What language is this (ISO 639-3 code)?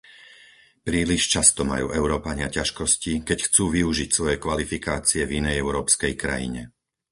slk